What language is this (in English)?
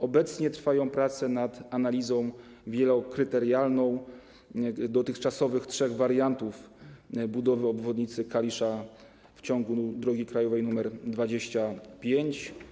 Polish